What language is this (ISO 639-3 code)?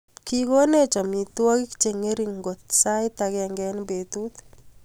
kln